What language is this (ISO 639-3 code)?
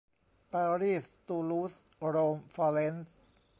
tha